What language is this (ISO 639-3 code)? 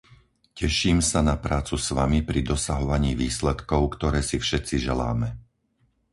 slk